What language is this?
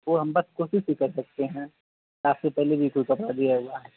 Urdu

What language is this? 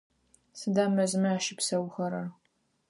Adyghe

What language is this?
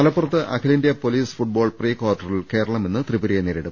Malayalam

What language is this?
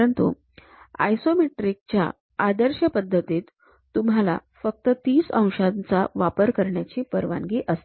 Marathi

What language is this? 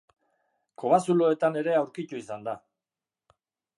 Basque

